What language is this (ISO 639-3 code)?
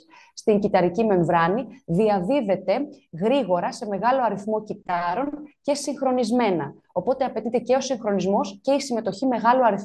ell